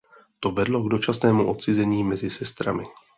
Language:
Czech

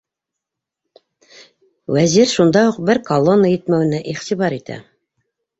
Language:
Bashkir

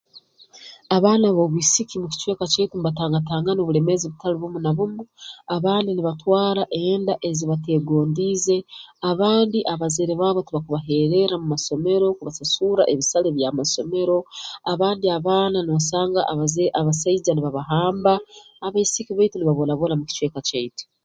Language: Tooro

